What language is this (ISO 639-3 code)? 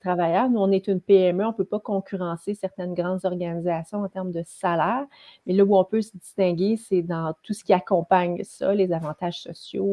fra